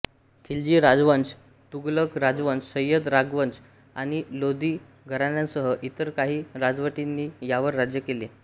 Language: Marathi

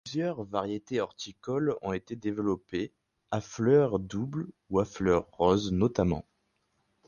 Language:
French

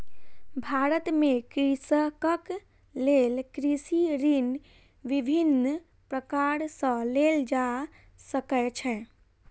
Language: Maithili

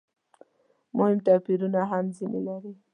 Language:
Pashto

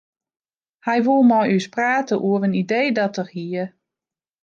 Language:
Western Frisian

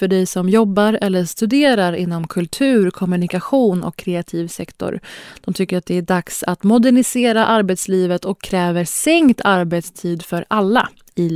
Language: Swedish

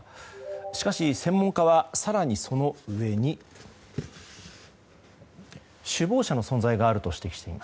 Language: Japanese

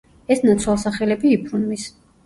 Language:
Georgian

